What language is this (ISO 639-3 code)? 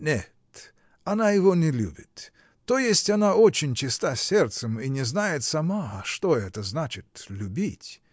rus